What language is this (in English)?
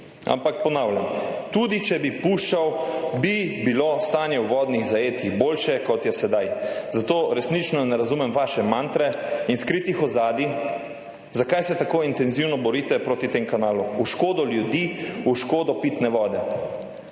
Slovenian